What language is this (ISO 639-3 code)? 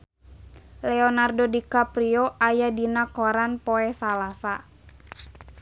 sun